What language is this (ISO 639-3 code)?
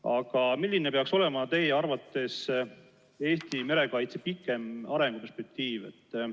est